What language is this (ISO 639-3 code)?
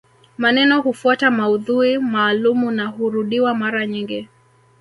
swa